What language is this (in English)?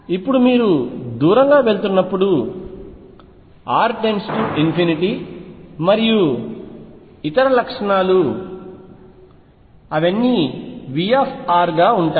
Telugu